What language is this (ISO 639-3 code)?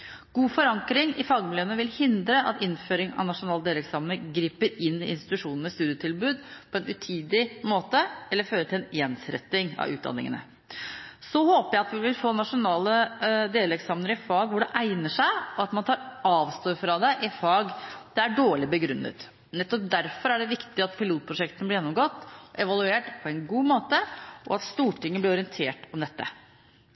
nob